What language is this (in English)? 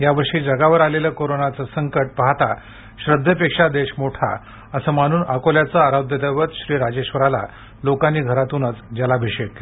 Marathi